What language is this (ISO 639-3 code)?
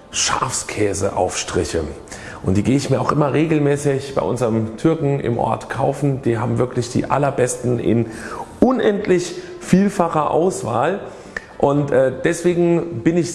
deu